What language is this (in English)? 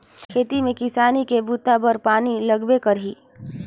Chhattisgarhi